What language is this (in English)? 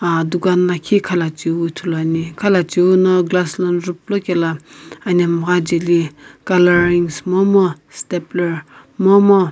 Sumi Naga